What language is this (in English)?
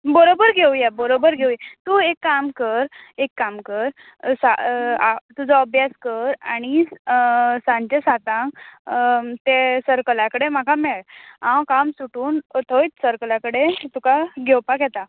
Konkani